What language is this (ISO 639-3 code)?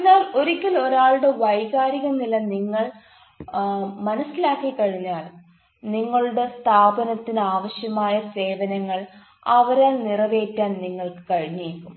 mal